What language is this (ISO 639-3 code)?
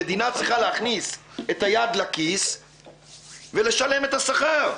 heb